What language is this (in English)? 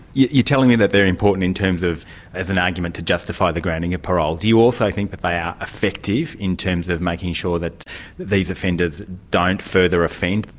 English